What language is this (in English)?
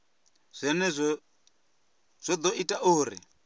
Venda